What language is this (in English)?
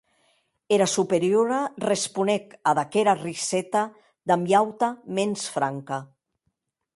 Occitan